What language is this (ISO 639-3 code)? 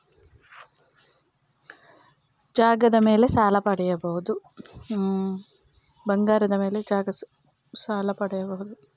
kan